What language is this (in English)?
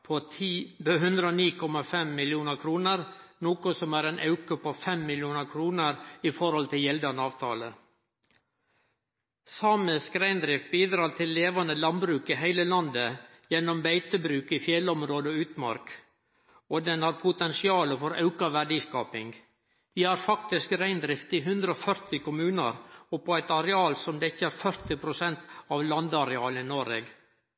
Norwegian Nynorsk